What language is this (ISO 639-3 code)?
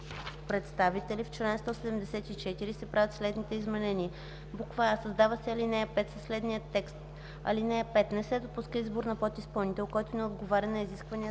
bul